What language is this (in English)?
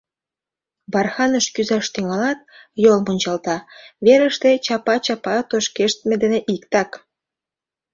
Mari